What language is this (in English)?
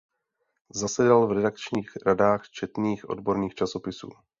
Czech